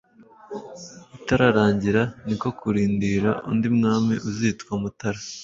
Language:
Kinyarwanda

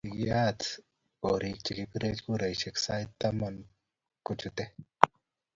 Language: Kalenjin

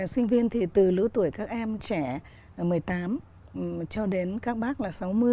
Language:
Vietnamese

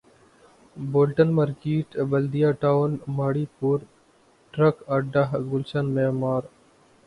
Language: Urdu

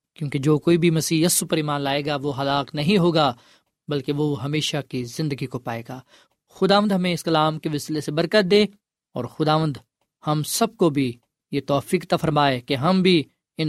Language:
Urdu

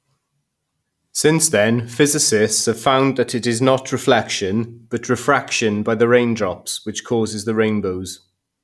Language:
English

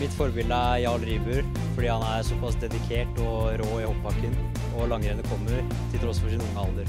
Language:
Norwegian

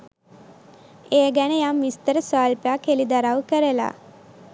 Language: Sinhala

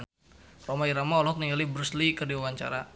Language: Sundanese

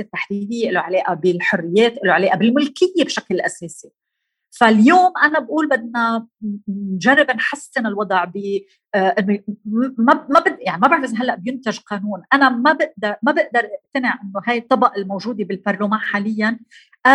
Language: Arabic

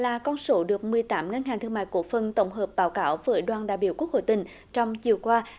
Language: Vietnamese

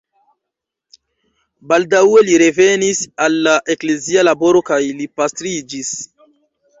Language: Esperanto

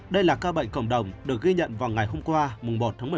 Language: Vietnamese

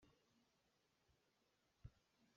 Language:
Hakha Chin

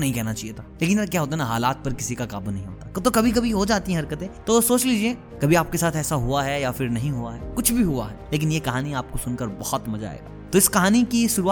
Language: Hindi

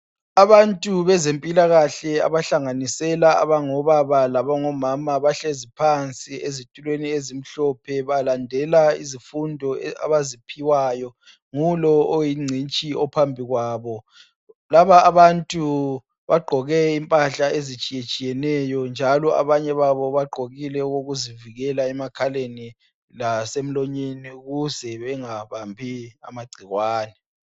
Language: North Ndebele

